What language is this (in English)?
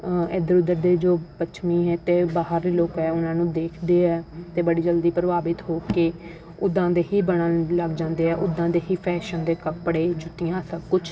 Punjabi